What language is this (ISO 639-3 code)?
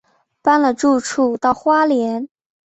zho